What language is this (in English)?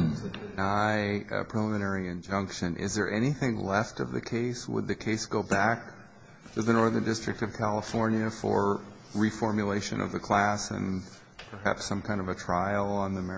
English